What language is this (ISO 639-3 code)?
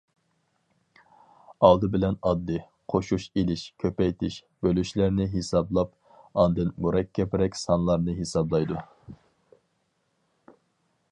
uig